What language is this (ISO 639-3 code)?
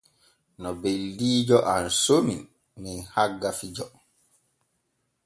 fue